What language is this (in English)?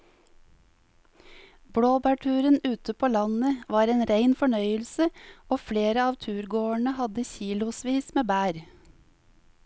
Norwegian